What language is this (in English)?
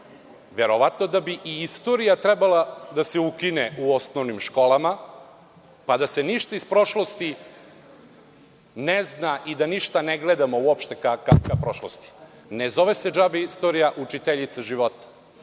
Serbian